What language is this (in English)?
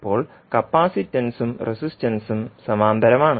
Malayalam